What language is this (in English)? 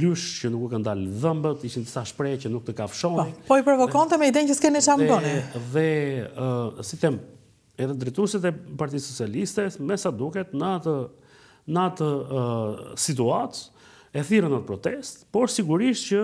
Romanian